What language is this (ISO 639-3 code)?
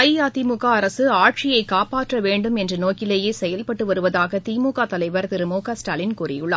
tam